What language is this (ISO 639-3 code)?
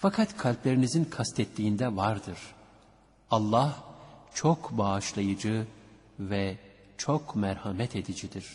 tur